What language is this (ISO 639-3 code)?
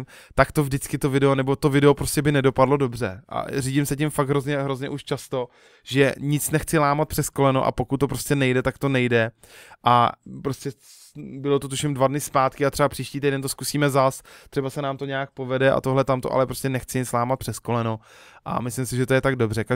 ces